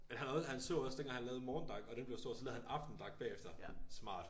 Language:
Danish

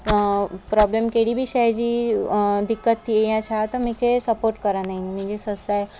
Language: Sindhi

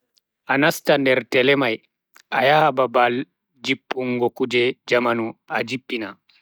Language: Bagirmi Fulfulde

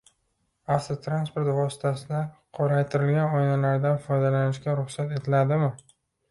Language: Uzbek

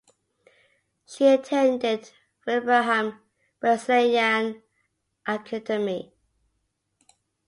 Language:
English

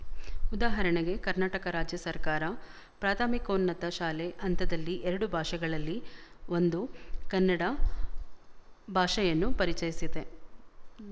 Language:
Kannada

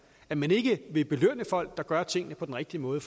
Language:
Danish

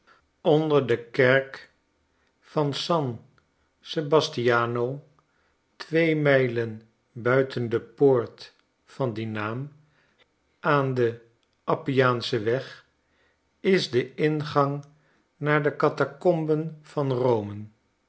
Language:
Dutch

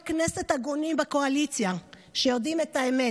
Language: Hebrew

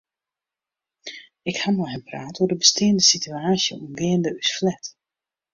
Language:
Western Frisian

